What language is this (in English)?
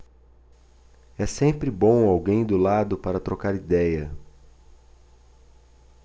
Portuguese